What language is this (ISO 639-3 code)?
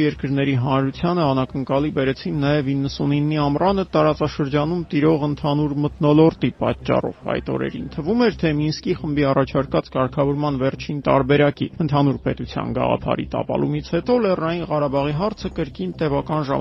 tur